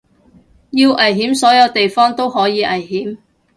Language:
Cantonese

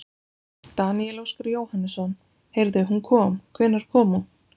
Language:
Icelandic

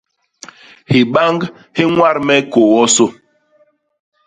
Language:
Basaa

